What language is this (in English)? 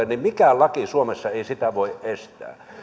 Finnish